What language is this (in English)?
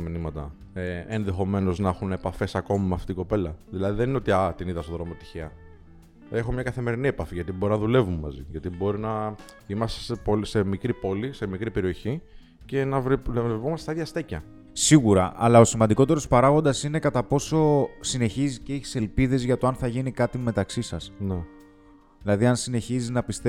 Greek